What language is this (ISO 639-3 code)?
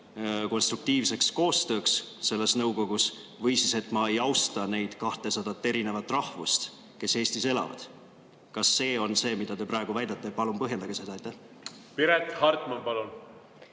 est